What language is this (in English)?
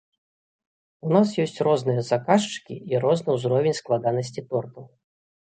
Belarusian